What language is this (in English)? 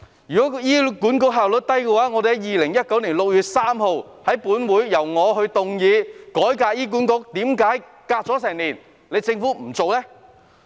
Cantonese